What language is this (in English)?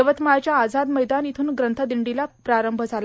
Marathi